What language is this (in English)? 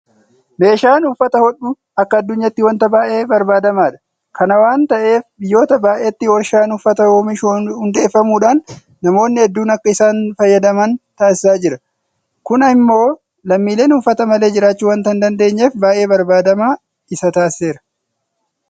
Oromo